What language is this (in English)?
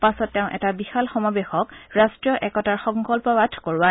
Assamese